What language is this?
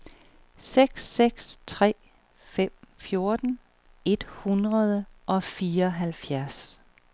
Danish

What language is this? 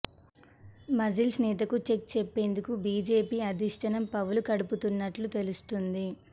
Telugu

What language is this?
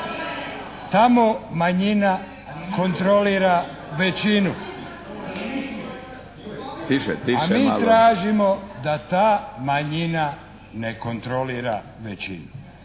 Croatian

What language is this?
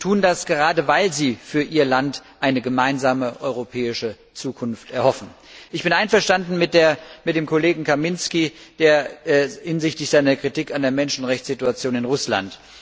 German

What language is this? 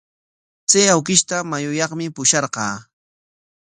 Corongo Ancash Quechua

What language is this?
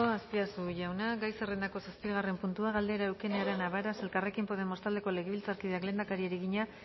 Basque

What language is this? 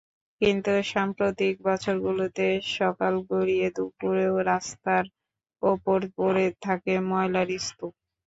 Bangla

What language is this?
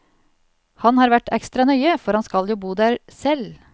Norwegian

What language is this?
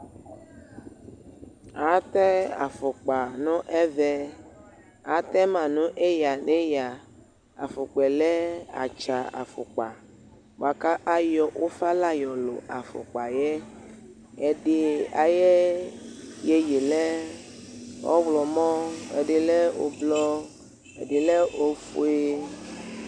Ikposo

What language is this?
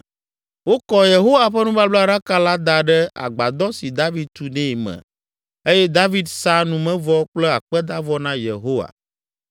Ewe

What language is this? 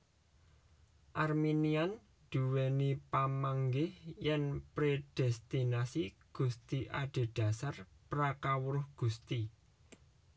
Javanese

